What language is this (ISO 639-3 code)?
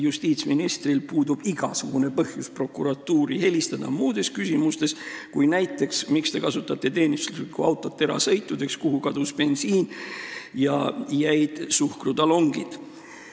est